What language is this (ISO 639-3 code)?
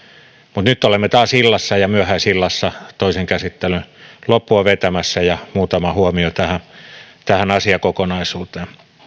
fin